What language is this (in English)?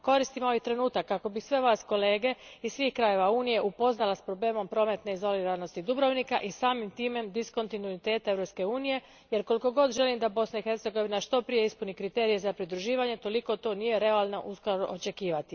Croatian